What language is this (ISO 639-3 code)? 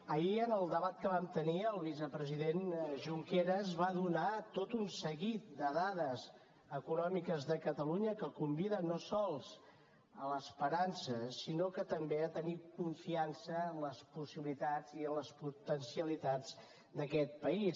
cat